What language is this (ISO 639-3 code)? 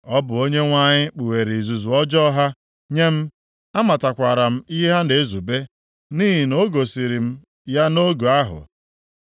ibo